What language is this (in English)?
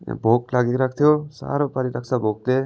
Nepali